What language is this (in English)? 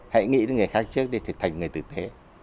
Vietnamese